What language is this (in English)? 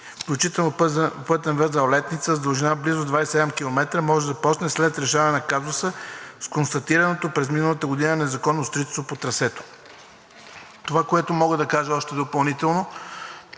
Bulgarian